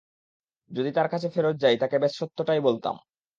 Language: Bangla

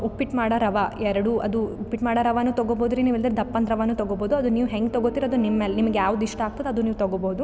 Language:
Kannada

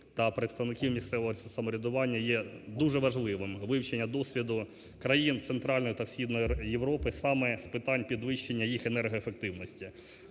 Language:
Ukrainian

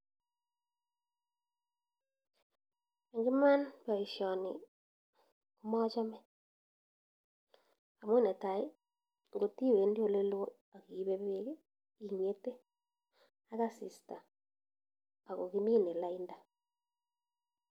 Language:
Kalenjin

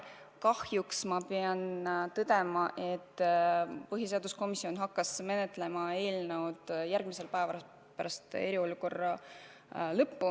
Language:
Estonian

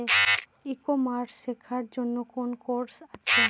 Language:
Bangla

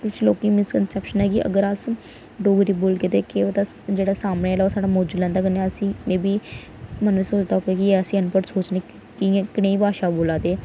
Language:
Dogri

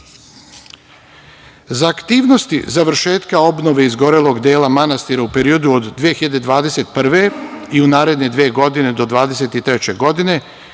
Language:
Serbian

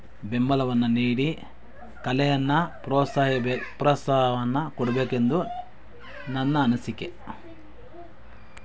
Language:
Kannada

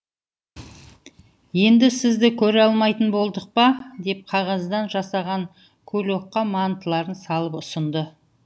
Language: Kazakh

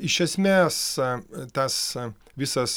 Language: Lithuanian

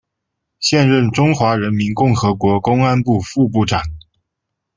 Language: Chinese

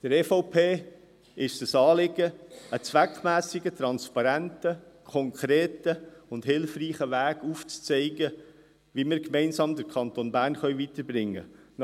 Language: Swiss German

